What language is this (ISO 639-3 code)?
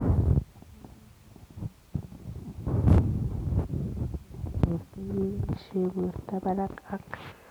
kln